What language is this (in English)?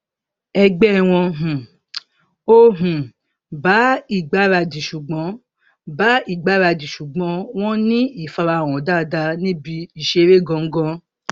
Yoruba